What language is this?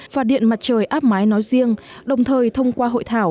Vietnamese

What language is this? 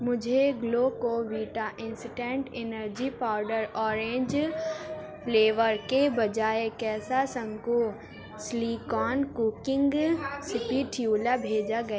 Urdu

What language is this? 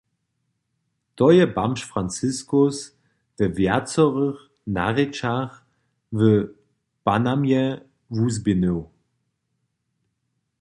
Upper Sorbian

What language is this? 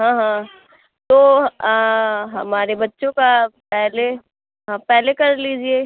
Urdu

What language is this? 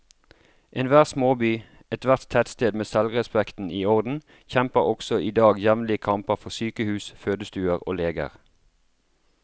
Norwegian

